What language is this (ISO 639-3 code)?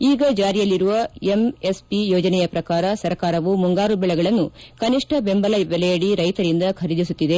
kan